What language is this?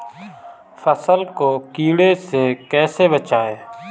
Hindi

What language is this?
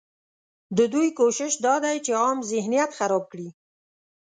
Pashto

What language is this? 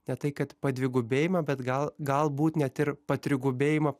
Lithuanian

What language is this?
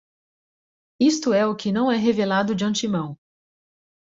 Portuguese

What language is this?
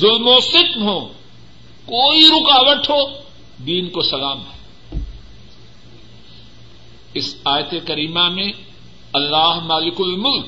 Urdu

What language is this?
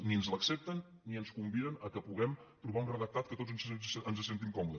Catalan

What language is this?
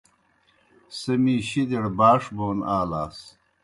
Kohistani Shina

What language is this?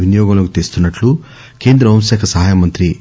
Telugu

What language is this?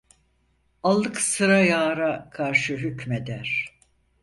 Turkish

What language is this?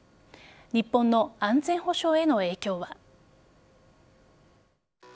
Japanese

